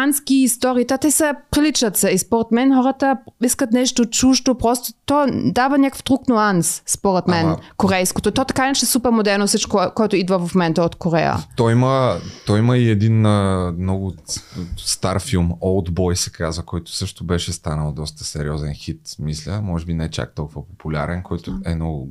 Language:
Bulgarian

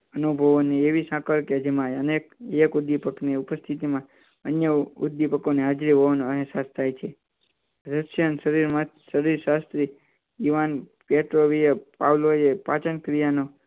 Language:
Gujarati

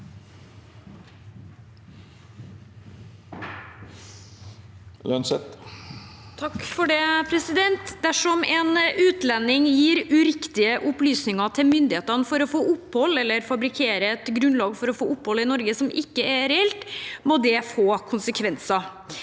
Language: Norwegian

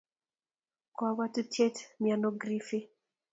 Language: Kalenjin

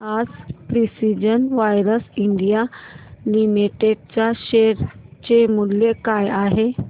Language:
Marathi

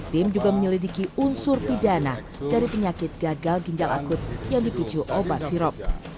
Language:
Indonesian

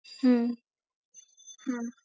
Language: Bangla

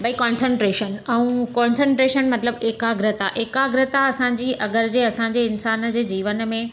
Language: Sindhi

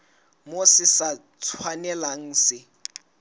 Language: Southern Sotho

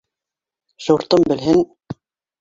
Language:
Bashkir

